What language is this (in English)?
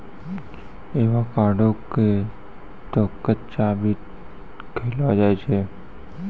Maithili